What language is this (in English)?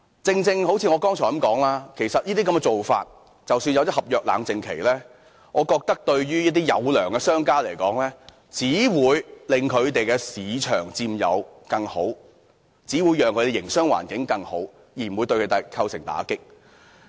Cantonese